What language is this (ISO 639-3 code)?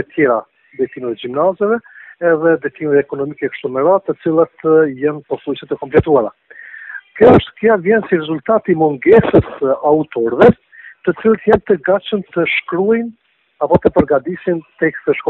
rus